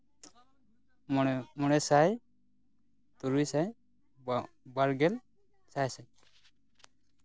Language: Santali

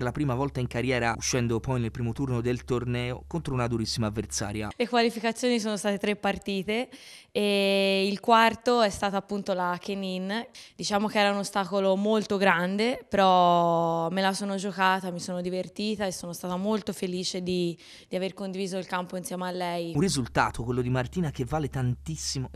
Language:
Italian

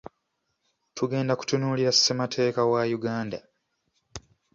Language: Ganda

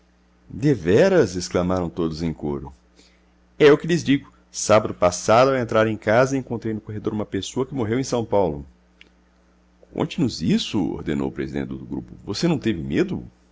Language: Portuguese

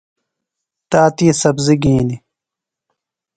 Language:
Phalura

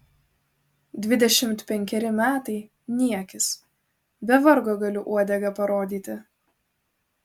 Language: Lithuanian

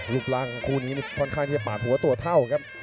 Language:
Thai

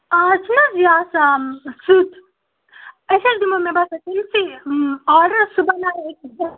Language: Kashmiri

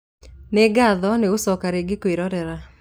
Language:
Kikuyu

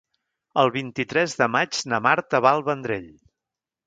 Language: Catalan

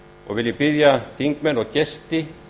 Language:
Icelandic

